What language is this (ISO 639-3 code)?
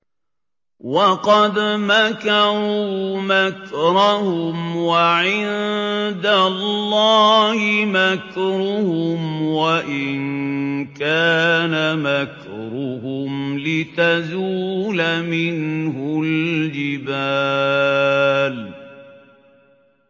ara